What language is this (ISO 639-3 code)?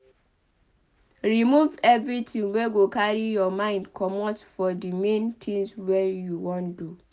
pcm